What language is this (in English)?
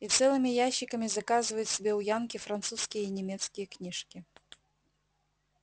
Russian